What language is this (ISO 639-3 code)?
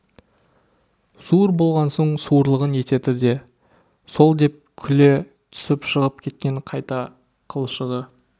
kaz